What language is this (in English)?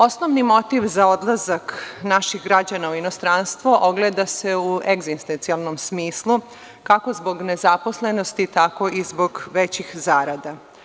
Serbian